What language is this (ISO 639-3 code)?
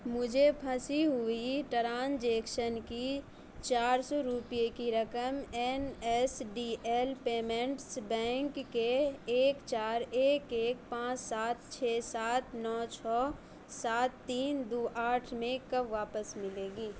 urd